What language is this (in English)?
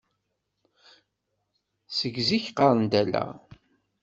Kabyle